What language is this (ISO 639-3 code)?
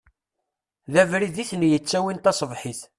kab